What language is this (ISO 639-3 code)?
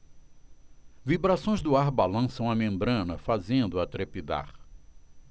por